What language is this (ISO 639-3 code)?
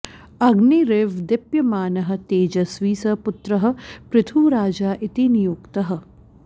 san